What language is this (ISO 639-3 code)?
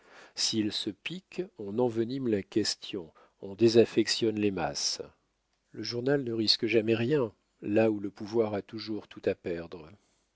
fra